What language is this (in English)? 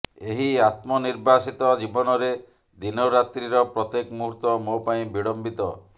Odia